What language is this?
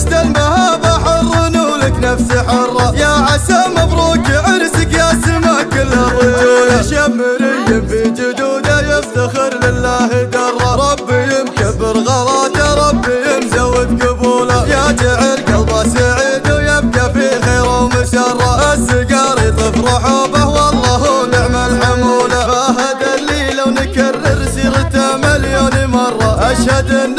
Arabic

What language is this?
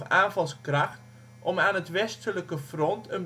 Dutch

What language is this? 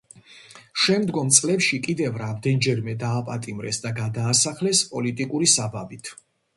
Georgian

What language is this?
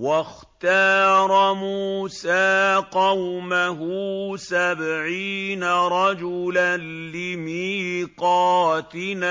Arabic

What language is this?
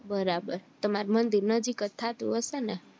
Gujarati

